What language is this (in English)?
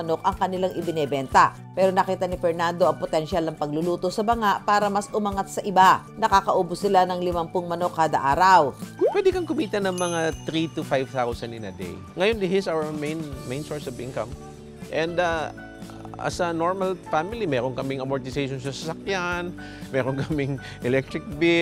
Filipino